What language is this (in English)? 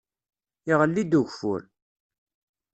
Kabyle